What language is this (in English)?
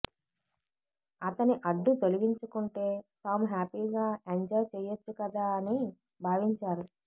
Telugu